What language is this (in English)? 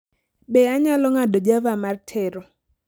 Luo (Kenya and Tanzania)